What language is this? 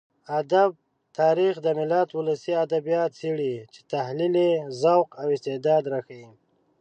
Pashto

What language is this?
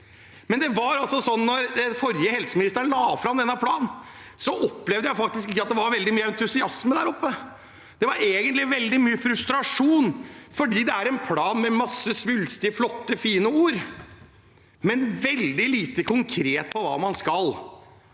Norwegian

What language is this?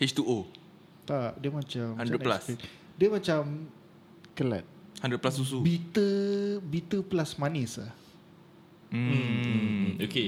Malay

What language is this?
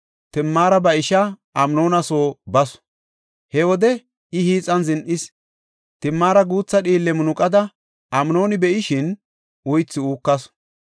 Gofa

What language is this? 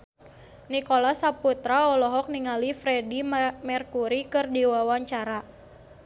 Sundanese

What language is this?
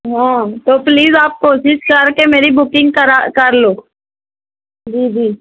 Urdu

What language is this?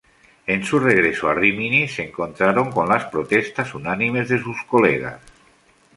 Spanish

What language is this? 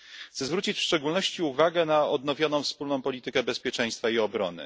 Polish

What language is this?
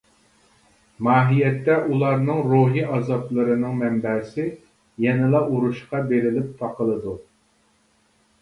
Uyghur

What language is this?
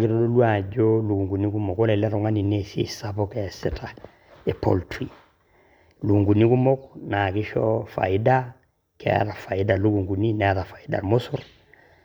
Masai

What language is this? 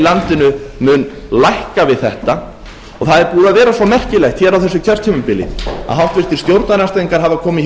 Icelandic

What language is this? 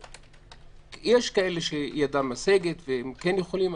Hebrew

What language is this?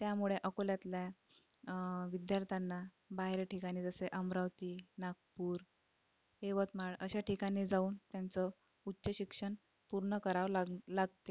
Marathi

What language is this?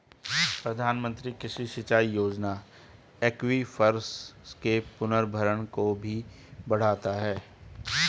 Hindi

